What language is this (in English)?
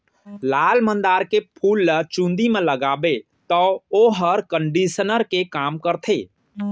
Chhattisgarhi